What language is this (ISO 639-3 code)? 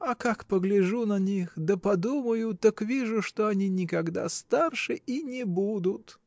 rus